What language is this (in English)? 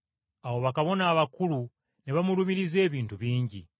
Ganda